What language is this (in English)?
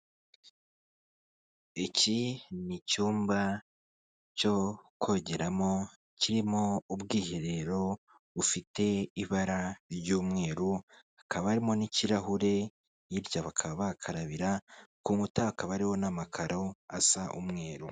Kinyarwanda